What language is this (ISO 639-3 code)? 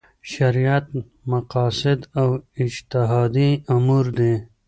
pus